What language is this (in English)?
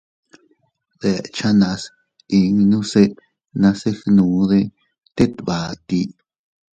Teutila Cuicatec